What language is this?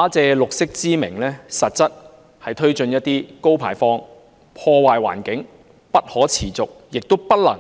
Cantonese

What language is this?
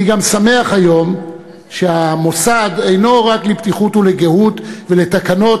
Hebrew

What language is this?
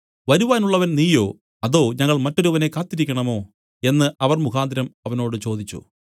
Malayalam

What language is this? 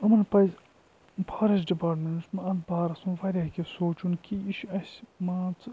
Kashmiri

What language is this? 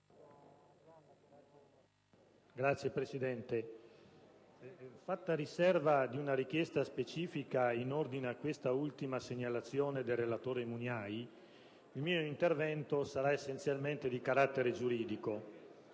Italian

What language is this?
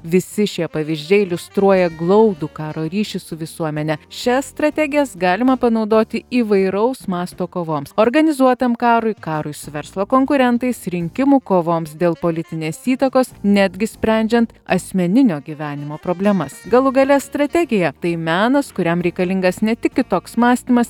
Lithuanian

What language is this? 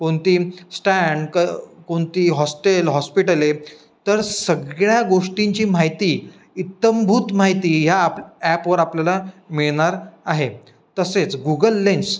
Marathi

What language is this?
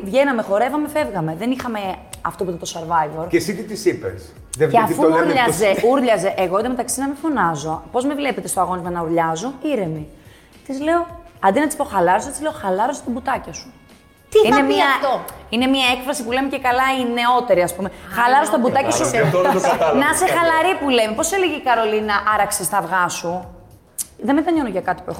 Greek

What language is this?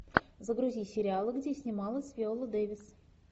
Russian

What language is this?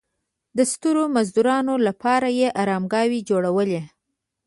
Pashto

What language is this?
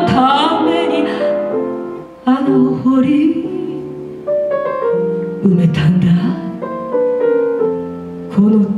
Korean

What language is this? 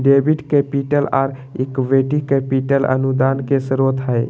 Magahi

